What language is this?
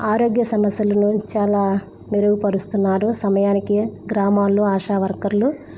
Telugu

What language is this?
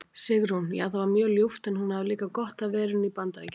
Icelandic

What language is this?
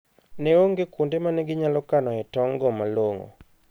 Luo (Kenya and Tanzania)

